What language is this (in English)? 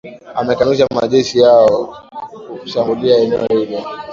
Swahili